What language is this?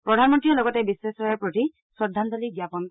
Assamese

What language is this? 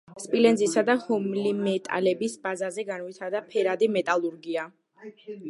Georgian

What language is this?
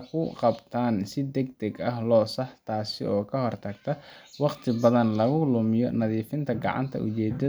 Somali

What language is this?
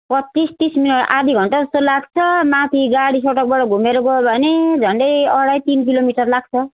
Nepali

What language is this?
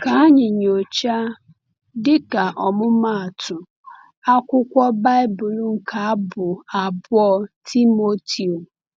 Igbo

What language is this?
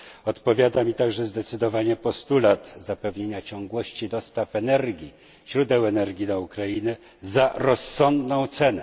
Polish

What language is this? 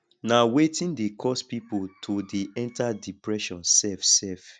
Nigerian Pidgin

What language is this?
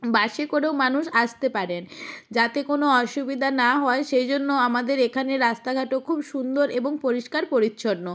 Bangla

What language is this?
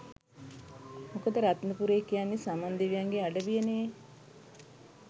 Sinhala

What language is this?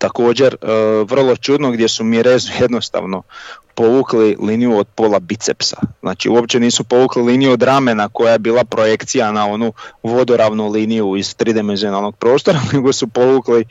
Croatian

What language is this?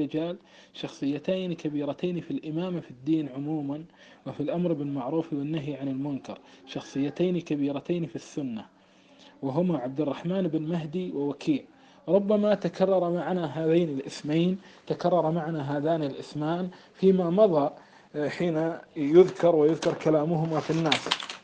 Arabic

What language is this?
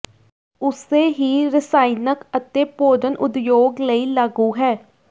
Punjabi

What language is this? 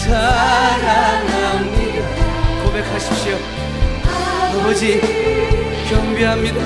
Korean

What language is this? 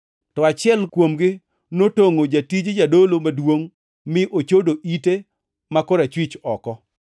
Luo (Kenya and Tanzania)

